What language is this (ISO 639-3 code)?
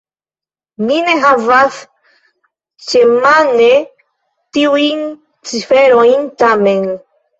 epo